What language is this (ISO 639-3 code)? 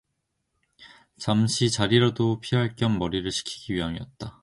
kor